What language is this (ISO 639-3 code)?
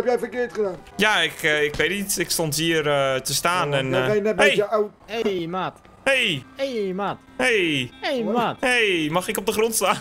nld